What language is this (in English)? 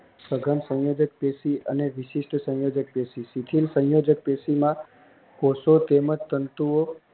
Gujarati